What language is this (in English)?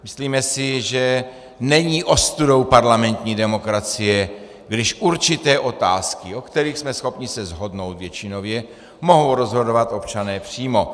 Czech